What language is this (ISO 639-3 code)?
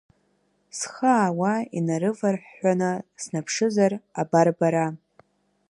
abk